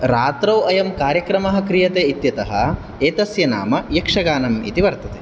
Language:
Sanskrit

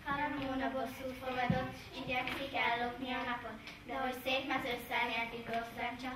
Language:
Hungarian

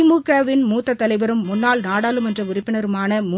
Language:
Tamil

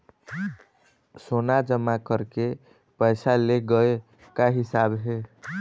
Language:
Chhattisgarhi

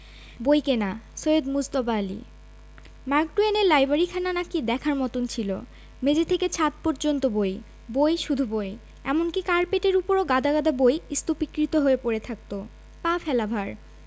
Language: Bangla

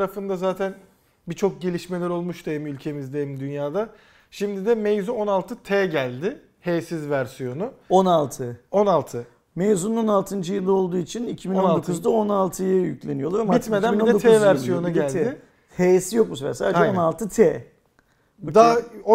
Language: Turkish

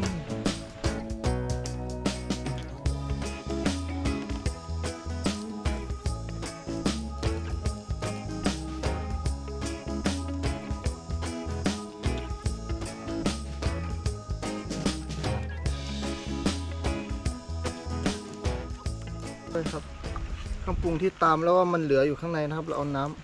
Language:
Thai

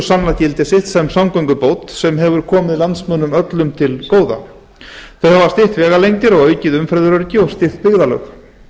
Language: Icelandic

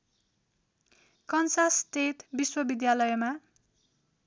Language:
Nepali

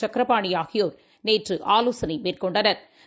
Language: Tamil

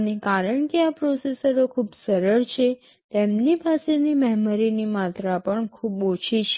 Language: Gujarati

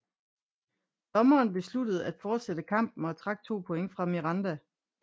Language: Danish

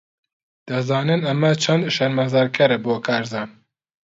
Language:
Central Kurdish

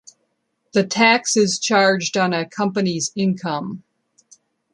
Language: English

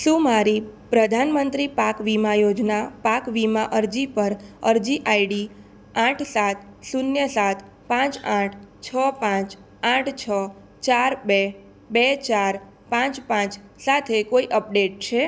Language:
Gujarati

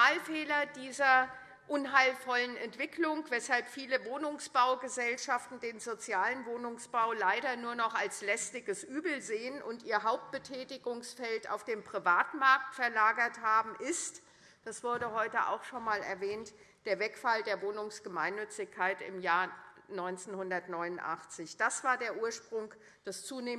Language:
German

